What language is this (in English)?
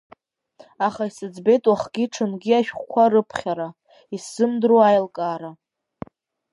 Abkhazian